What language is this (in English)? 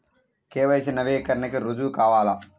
Telugu